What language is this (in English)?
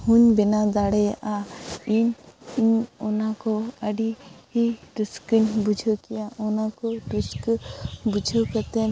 Santali